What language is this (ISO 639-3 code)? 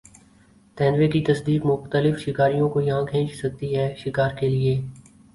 urd